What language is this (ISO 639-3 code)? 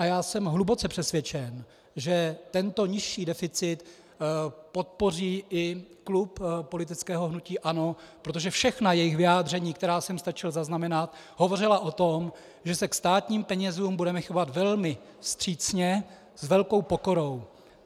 ces